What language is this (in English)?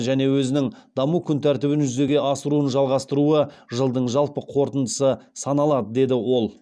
Kazakh